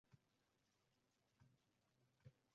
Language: Uzbek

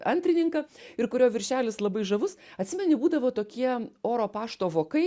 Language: Lithuanian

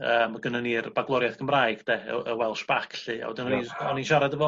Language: Welsh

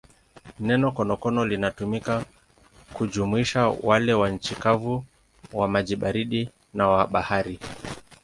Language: Swahili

